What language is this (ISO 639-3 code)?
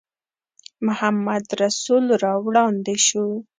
pus